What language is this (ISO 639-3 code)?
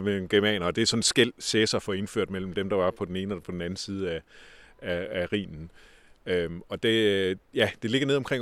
dan